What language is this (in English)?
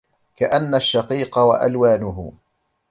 Arabic